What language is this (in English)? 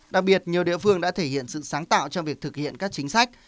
Vietnamese